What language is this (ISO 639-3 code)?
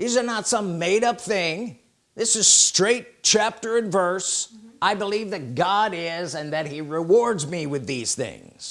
eng